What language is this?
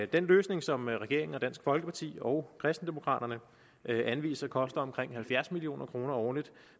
Danish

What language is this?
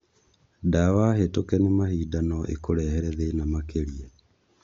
Kikuyu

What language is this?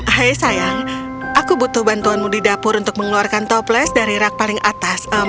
Indonesian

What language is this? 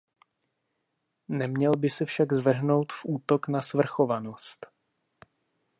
Czech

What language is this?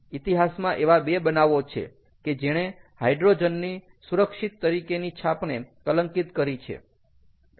Gujarati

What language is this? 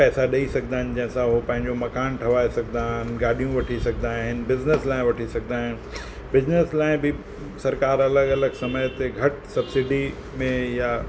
Sindhi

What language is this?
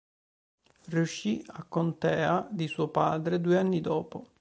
Italian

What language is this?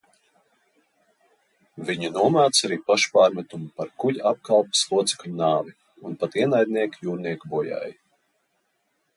Latvian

